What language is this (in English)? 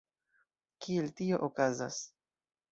Esperanto